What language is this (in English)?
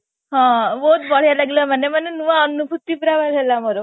Odia